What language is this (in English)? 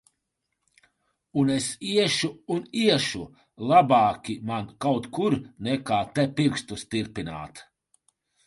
Latvian